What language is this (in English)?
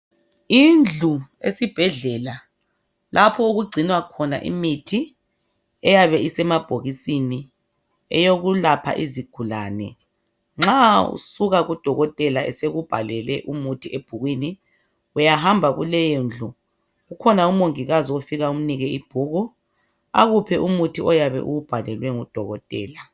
North Ndebele